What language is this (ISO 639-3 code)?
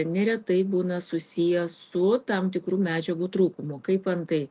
lit